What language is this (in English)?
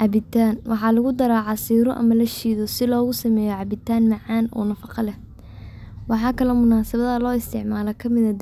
Somali